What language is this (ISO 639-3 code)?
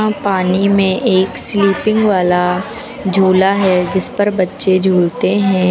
hin